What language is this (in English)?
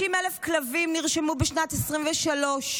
Hebrew